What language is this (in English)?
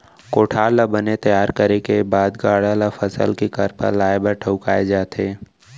Chhattisgarhi